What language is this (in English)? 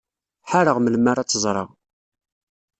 Kabyle